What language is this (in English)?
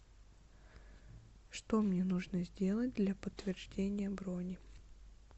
Russian